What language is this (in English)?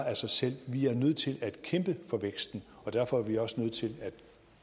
Danish